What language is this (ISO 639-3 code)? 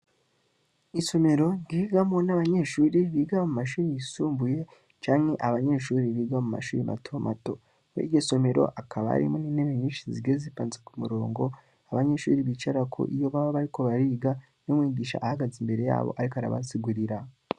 run